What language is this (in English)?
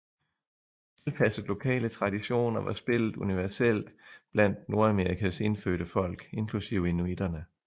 Danish